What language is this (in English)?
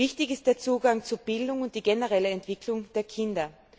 German